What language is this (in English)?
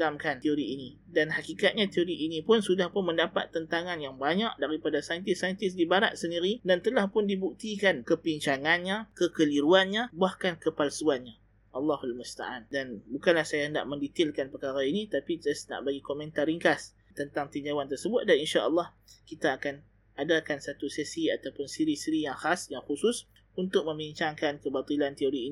Malay